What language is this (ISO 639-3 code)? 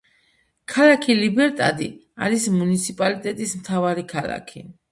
kat